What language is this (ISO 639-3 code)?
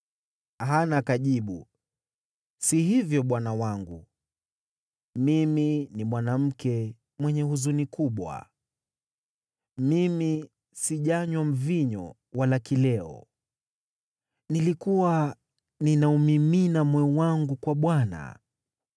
swa